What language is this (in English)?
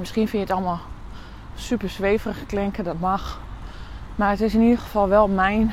Dutch